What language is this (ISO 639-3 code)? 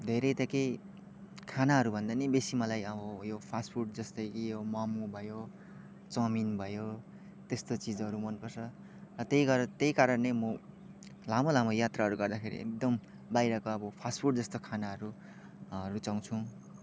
nep